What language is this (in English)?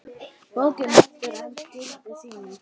Icelandic